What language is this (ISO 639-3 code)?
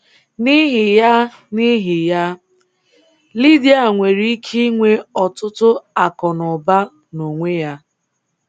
ibo